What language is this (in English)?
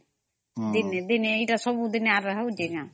Odia